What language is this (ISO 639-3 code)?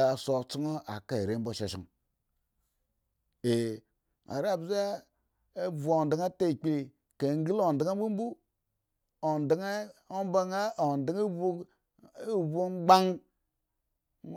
ego